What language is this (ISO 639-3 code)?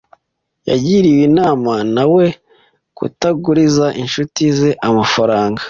kin